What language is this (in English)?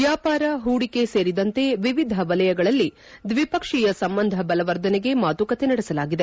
Kannada